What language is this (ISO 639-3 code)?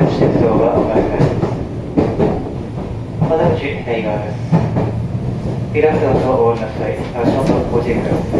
jpn